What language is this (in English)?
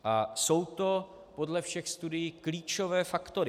Czech